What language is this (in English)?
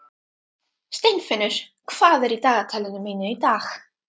Icelandic